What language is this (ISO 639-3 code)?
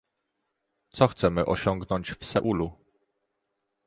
pol